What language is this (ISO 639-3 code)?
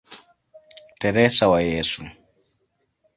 swa